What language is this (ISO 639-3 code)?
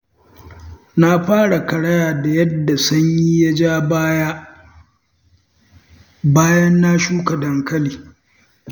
hau